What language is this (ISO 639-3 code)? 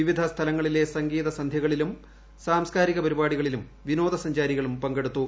mal